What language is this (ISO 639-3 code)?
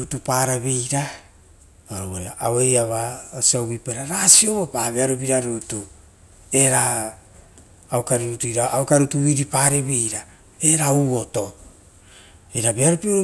roo